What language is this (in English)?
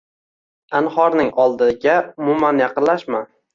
Uzbek